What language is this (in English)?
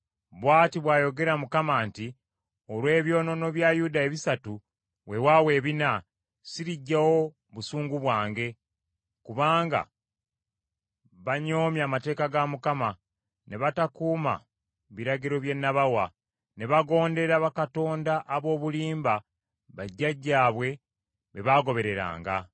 Ganda